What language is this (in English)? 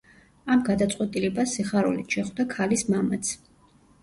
Georgian